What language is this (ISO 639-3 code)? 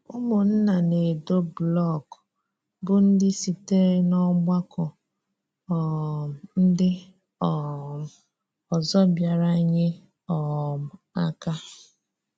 ibo